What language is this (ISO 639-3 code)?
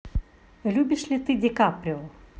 rus